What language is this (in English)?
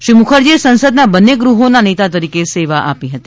Gujarati